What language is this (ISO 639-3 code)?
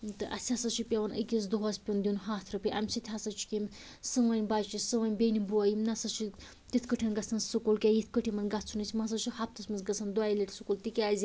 kas